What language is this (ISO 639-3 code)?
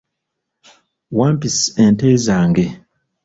lug